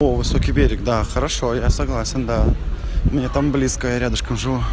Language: Russian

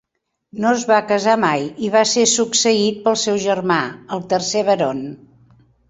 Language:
Catalan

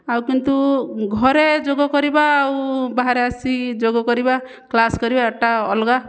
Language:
Odia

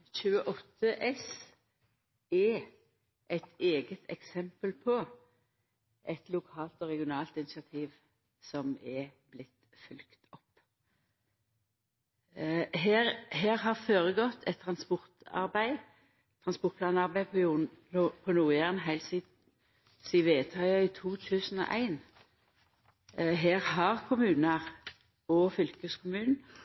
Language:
Norwegian Nynorsk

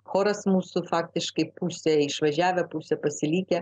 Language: Lithuanian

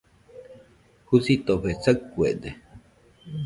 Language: Nüpode Huitoto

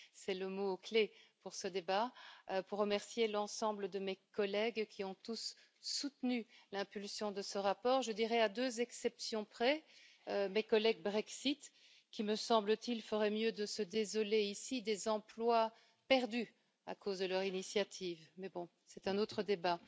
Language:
French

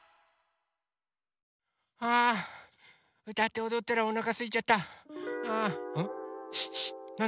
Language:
Japanese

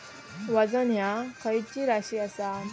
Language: Marathi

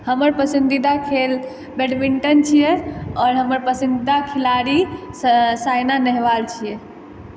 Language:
Maithili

